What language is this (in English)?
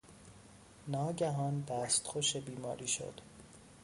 Persian